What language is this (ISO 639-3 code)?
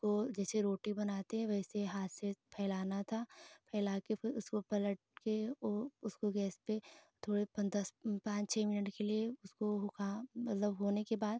hin